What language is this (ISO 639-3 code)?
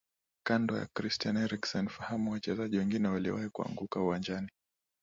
swa